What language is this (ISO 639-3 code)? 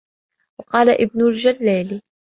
ara